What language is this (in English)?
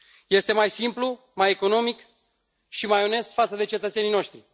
Romanian